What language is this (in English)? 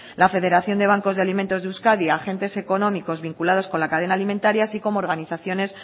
Spanish